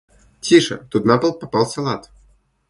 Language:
Russian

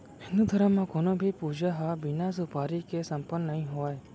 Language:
Chhattisgarhi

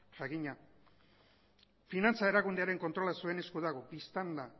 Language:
Basque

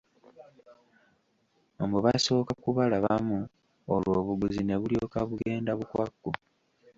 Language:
Ganda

